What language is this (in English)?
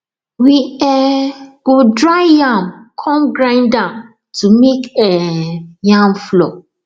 Nigerian Pidgin